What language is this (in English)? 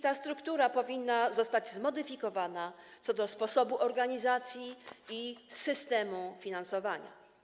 Polish